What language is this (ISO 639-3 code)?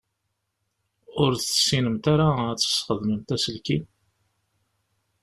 kab